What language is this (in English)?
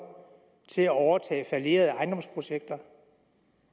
Danish